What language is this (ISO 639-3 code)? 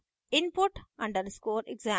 hin